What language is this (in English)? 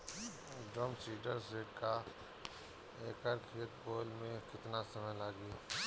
Bhojpuri